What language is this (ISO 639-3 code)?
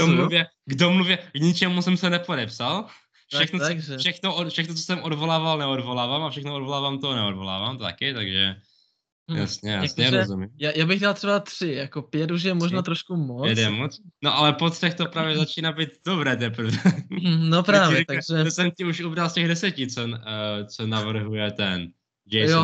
ces